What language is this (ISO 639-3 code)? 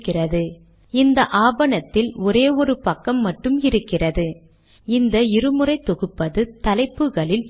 tam